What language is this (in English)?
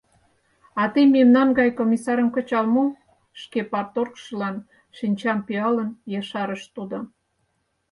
Mari